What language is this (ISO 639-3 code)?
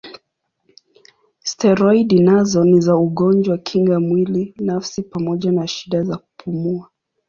swa